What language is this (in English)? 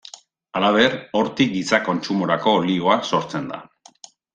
Basque